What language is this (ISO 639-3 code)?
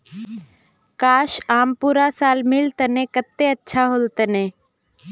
mag